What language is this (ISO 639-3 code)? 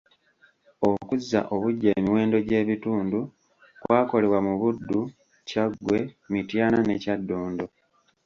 lug